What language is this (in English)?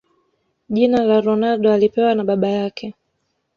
Swahili